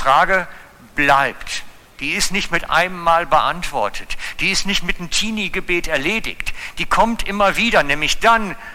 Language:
German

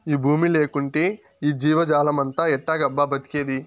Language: Telugu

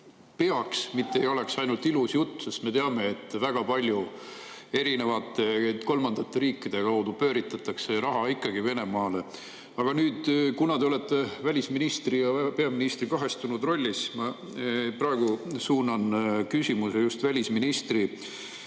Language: Estonian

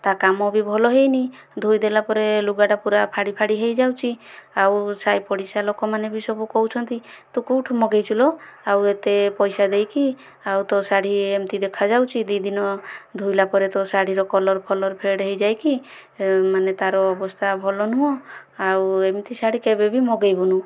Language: Odia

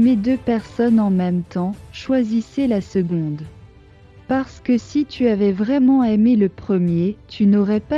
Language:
French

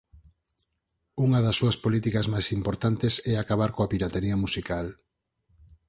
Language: Galician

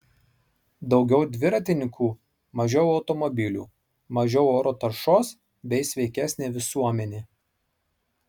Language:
Lithuanian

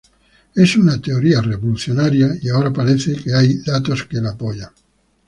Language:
Spanish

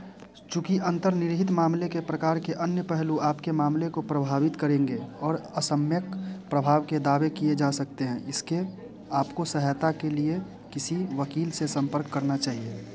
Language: Hindi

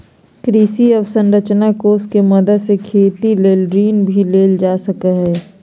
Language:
Magahi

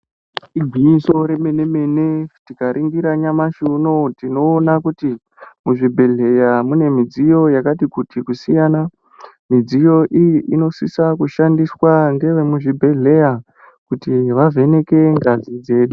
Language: Ndau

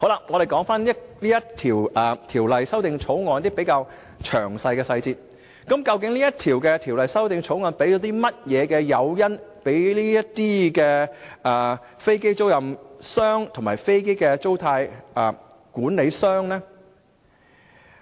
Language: Cantonese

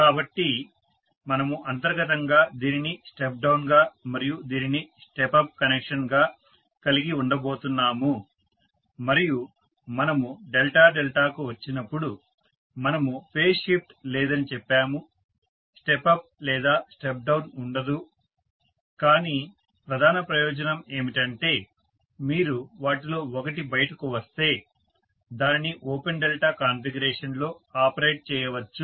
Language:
Telugu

